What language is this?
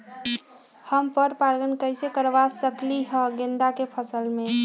Magahi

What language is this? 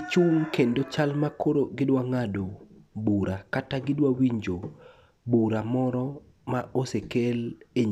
Luo (Kenya and Tanzania)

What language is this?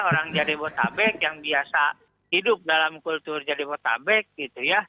Indonesian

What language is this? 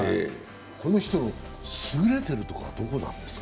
Japanese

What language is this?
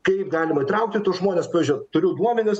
Lithuanian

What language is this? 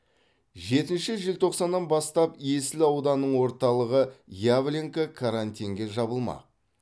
Kazakh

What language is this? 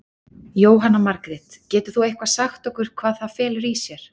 Icelandic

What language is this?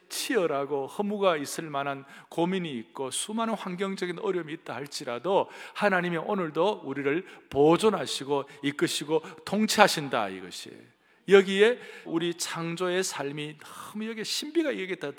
Korean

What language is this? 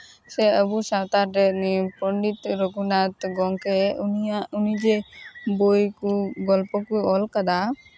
Santali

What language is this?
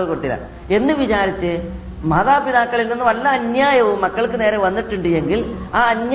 Malayalam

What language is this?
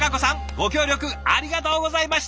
Japanese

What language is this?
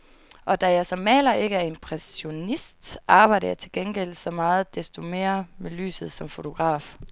Danish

